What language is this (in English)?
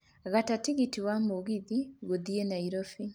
Kikuyu